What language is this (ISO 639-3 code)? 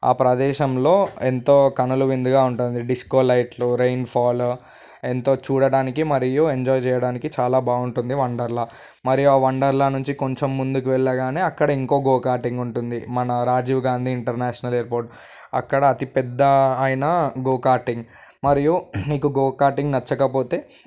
tel